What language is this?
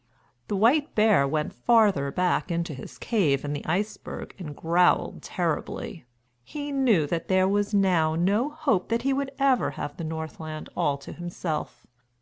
English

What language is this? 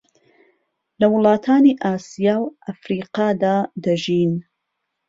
Central Kurdish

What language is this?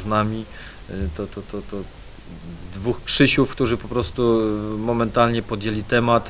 Polish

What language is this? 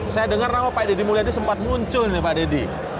Indonesian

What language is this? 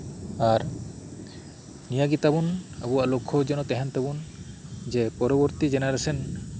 Santali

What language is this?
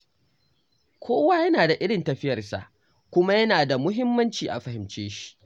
Hausa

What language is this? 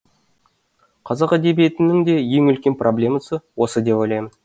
Kazakh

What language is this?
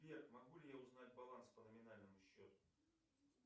Russian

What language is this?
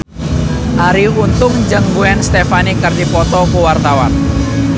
Sundanese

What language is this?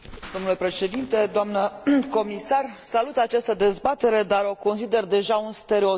Romanian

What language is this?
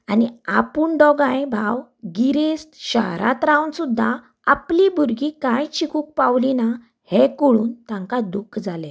Konkani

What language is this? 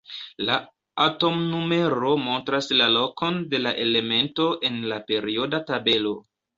Esperanto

